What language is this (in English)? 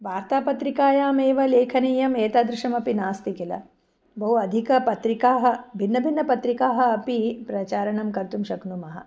Sanskrit